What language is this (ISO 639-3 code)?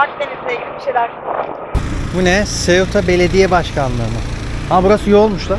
tur